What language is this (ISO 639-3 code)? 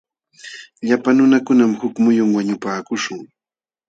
qxw